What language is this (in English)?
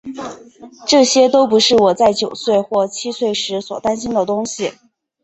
Chinese